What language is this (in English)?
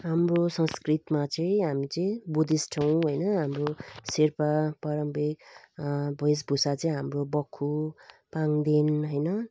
Nepali